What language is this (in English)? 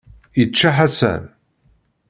Kabyle